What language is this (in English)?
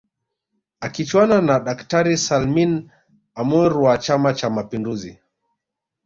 Swahili